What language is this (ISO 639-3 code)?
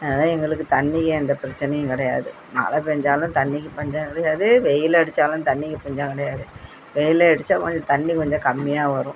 tam